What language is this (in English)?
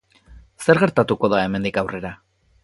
Basque